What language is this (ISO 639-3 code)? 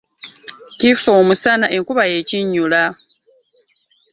lug